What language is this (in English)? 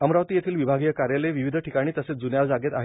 Marathi